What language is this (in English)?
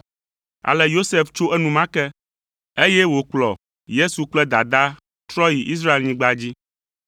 Ewe